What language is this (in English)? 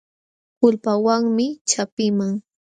Jauja Wanca Quechua